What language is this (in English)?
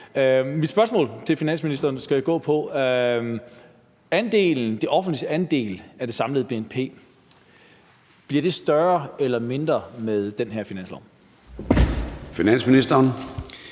Danish